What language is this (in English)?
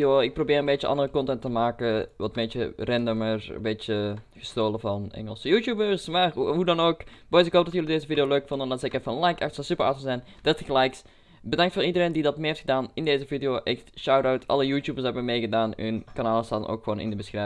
Dutch